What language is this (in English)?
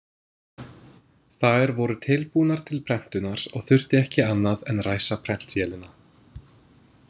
Icelandic